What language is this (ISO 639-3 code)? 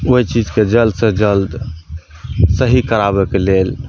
mai